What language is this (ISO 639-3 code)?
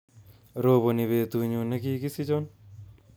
kln